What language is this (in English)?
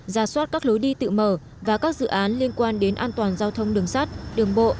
Vietnamese